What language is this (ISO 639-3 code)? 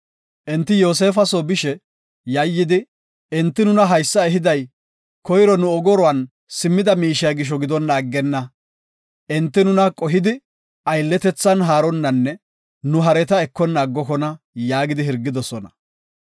gof